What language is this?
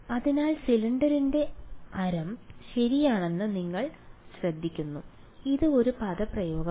Malayalam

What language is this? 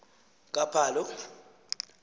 Xhosa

